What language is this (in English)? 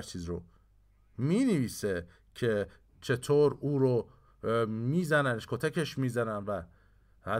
Persian